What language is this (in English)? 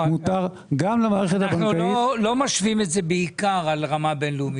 Hebrew